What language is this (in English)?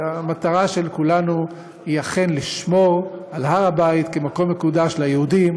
Hebrew